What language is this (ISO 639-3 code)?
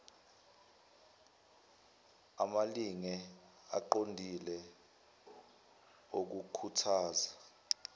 zul